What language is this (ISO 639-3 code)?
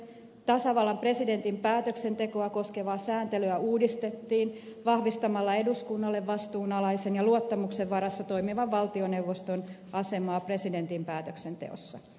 fin